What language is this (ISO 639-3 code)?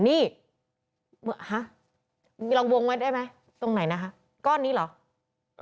tha